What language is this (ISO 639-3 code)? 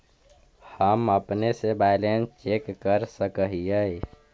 mag